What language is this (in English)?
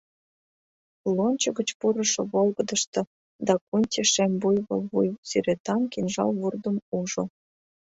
Mari